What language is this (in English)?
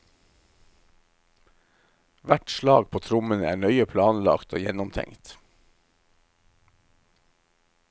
Norwegian